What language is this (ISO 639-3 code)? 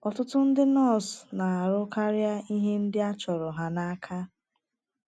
ibo